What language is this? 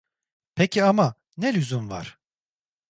Turkish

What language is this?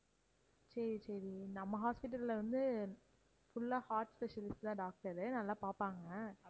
Tamil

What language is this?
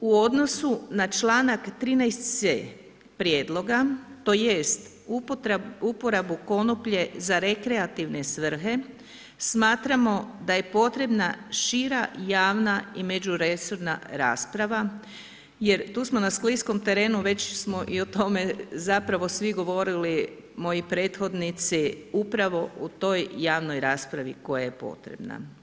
Croatian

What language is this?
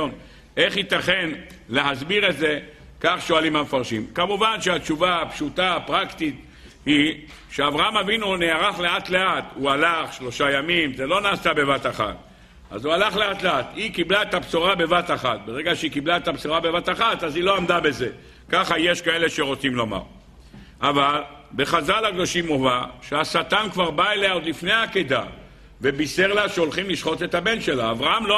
Hebrew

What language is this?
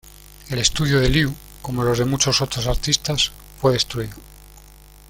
Spanish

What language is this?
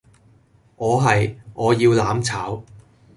Cantonese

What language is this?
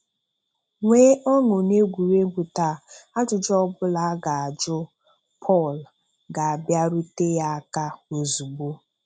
Igbo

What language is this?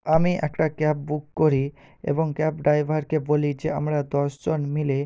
Bangla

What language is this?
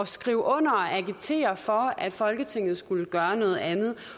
Danish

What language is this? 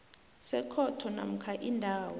South Ndebele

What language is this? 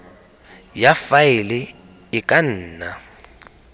Tswana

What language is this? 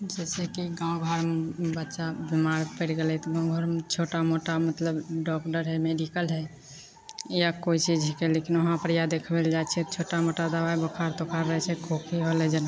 Maithili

